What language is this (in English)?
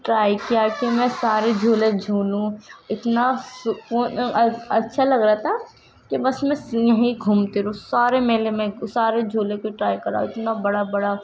Urdu